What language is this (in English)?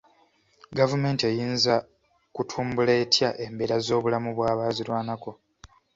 Ganda